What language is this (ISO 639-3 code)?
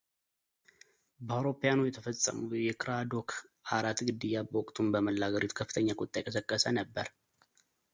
amh